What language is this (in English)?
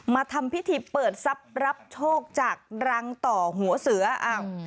Thai